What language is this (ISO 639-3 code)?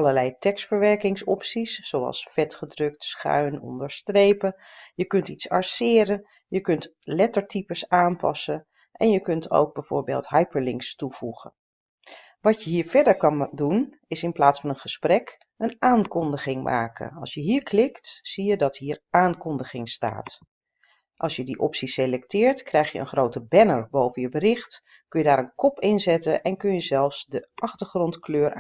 nld